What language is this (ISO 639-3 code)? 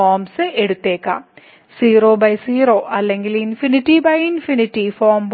mal